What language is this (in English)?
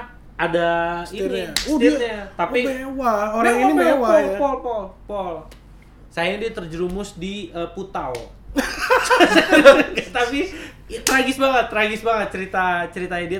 Indonesian